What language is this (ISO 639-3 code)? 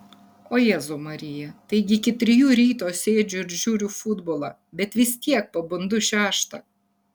lit